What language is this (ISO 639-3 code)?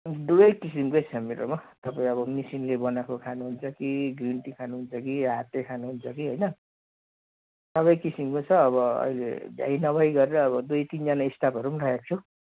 nep